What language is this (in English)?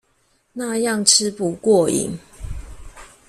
Chinese